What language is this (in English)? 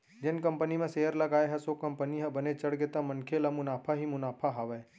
Chhattisgarhi